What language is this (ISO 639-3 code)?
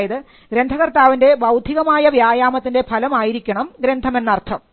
mal